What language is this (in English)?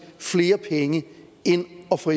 Danish